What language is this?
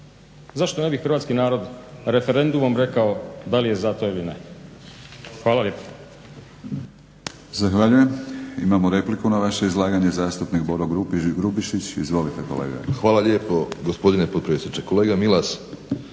Croatian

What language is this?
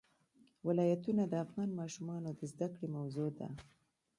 Pashto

